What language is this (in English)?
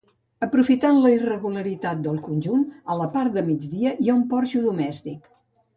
Catalan